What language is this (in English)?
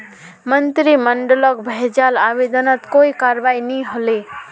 Magahi